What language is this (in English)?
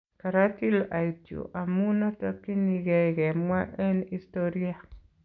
Kalenjin